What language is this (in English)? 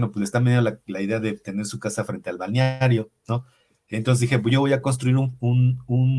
Spanish